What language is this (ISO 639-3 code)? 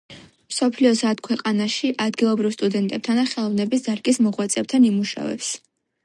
kat